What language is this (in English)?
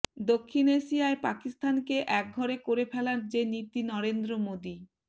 Bangla